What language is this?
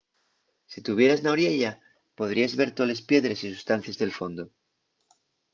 Asturian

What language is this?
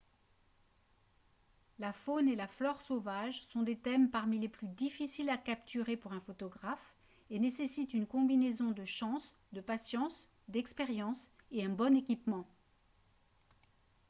French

